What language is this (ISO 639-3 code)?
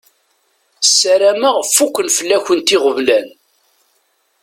kab